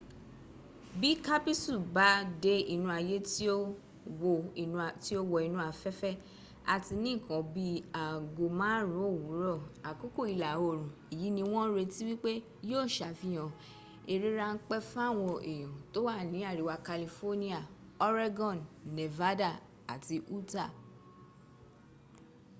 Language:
Yoruba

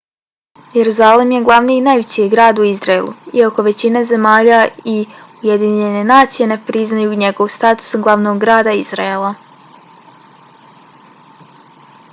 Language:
Bosnian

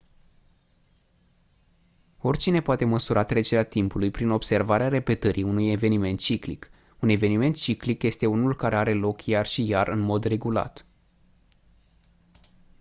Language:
Romanian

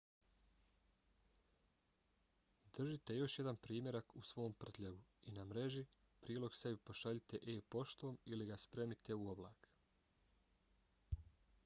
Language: Bosnian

